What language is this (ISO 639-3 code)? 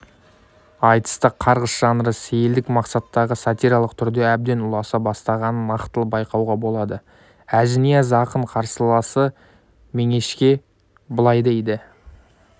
kaz